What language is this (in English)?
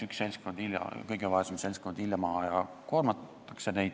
Estonian